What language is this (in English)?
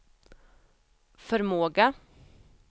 Swedish